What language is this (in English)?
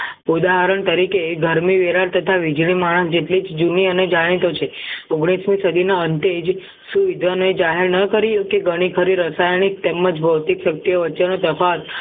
Gujarati